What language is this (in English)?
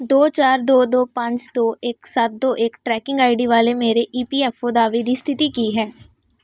Punjabi